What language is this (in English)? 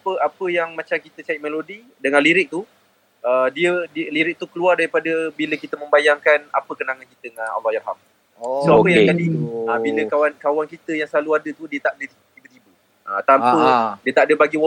Malay